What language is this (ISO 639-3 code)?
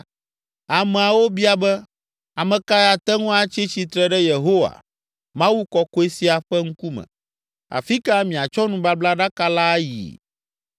ewe